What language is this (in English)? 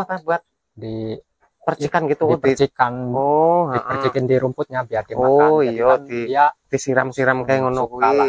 Indonesian